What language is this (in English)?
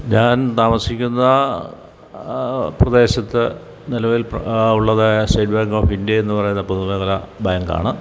Malayalam